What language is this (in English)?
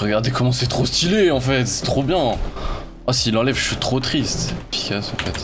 French